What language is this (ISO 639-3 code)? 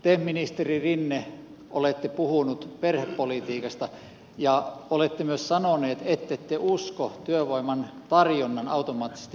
fin